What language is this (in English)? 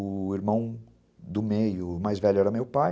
Portuguese